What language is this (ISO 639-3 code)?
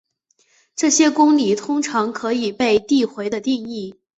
zho